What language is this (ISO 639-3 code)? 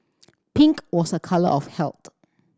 eng